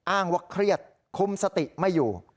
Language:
Thai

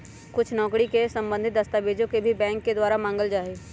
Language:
Magahi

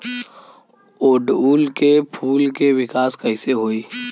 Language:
Bhojpuri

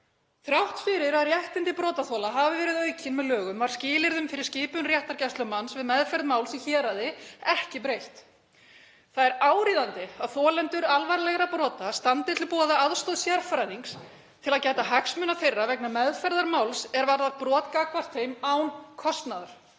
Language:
Icelandic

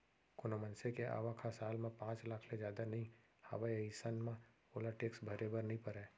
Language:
Chhattisgarhi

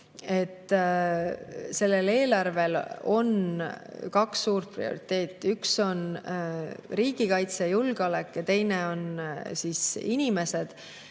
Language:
Estonian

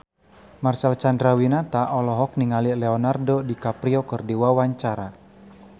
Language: Sundanese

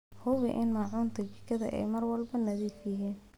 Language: Somali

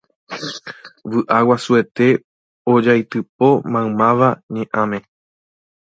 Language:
Guarani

